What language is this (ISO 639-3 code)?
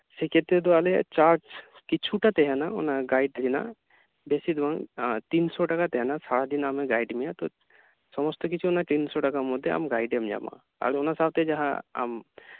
sat